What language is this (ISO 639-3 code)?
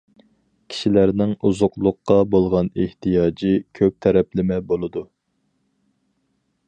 uig